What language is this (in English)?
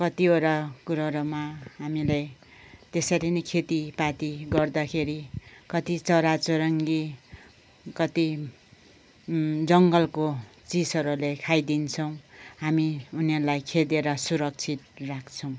Nepali